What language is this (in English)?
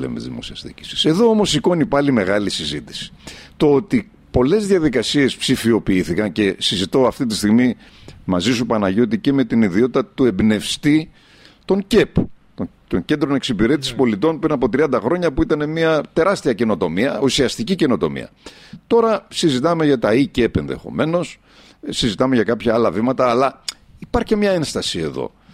Greek